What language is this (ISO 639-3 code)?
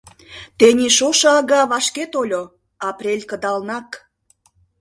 chm